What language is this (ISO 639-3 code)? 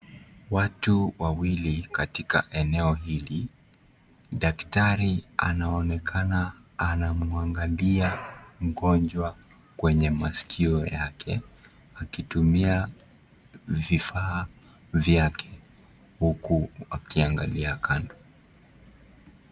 swa